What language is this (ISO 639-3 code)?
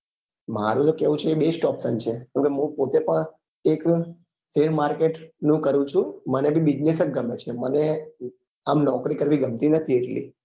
guj